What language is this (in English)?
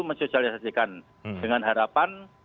Indonesian